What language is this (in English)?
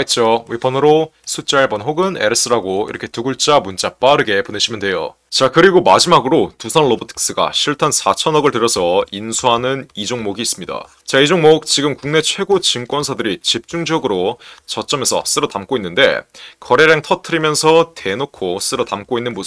Korean